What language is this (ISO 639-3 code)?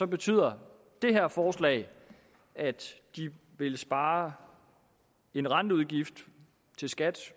dan